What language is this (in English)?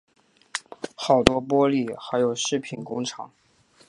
Chinese